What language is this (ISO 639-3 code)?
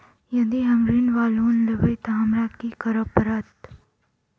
mai